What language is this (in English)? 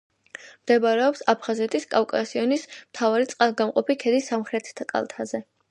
Georgian